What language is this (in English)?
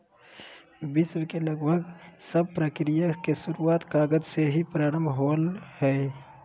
Magahi